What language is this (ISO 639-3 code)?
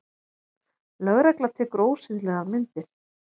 isl